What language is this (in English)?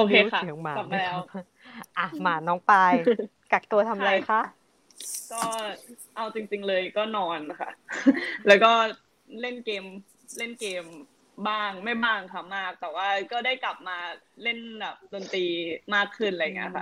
Thai